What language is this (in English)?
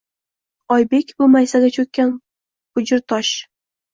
Uzbek